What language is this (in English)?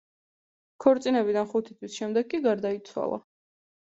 Georgian